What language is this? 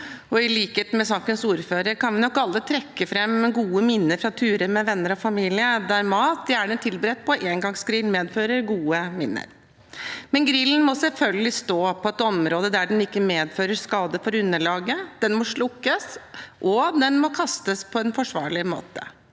Norwegian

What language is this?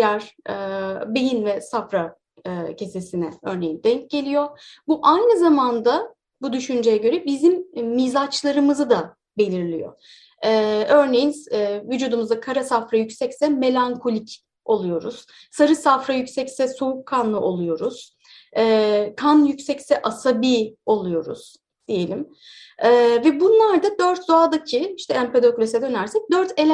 Turkish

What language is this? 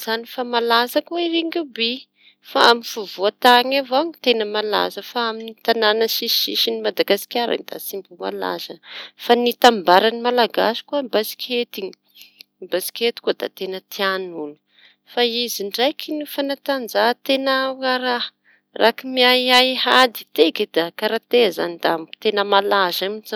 Tanosy Malagasy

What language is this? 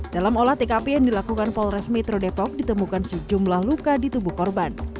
Indonesian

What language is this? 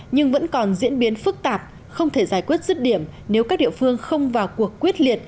Vietnamese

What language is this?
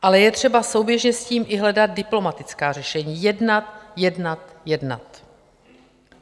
Czech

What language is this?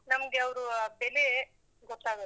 Kannada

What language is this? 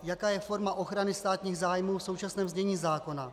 Czech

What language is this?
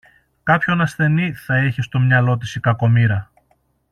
Greek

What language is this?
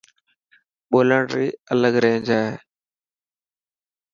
Dhatki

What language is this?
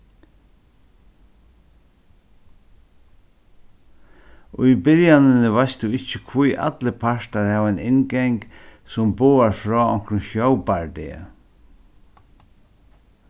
Faroese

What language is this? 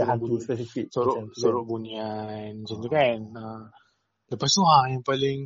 Malay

